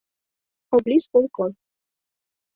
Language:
Mari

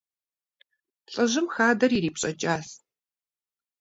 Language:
Kabardian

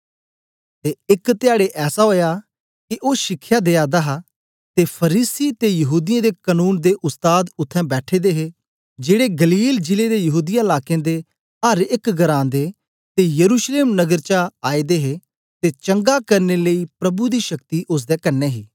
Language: Dogri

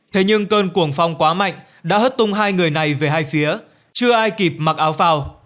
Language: Vietnamese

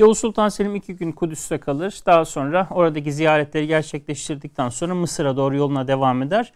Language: Turkish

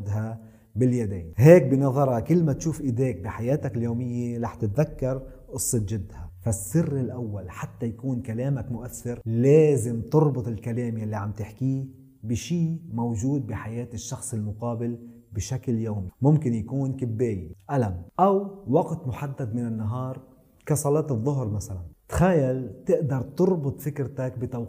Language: Arabic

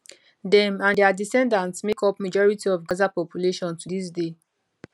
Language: Nigerian Pidgin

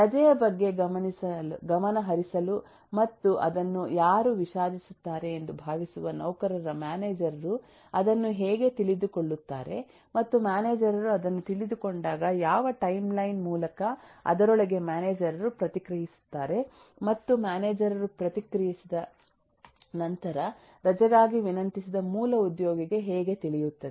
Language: Kannada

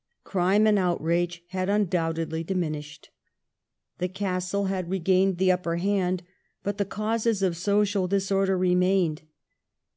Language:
English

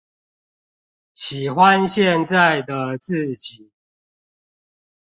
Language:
Chinese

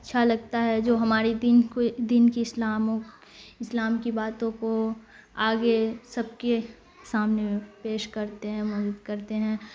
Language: Urdu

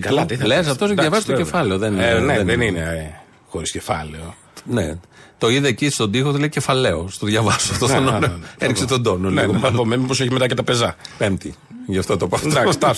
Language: Greek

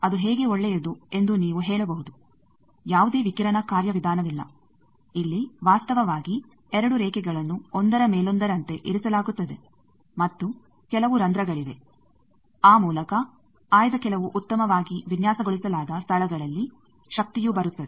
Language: Kannada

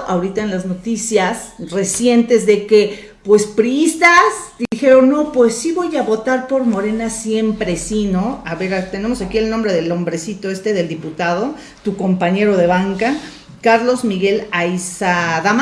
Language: Spanish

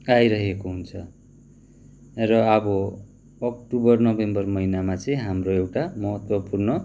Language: Nepali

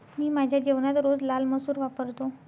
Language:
Marathi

